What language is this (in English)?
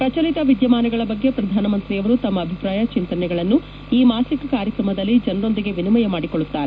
Kannada